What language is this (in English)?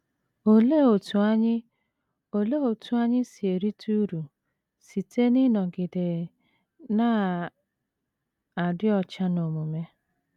Igbo